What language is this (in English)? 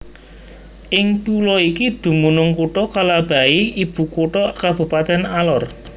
Javanese